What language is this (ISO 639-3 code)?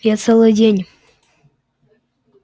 rus